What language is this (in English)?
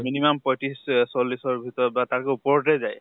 Assamese